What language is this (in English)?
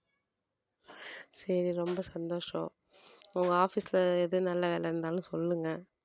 Tamil